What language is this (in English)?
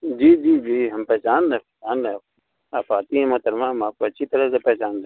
Urdu